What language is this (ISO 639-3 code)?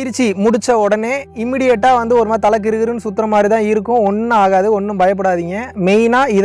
tam